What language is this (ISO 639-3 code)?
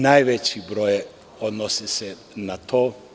srp